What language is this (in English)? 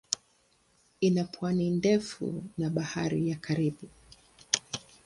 Swahili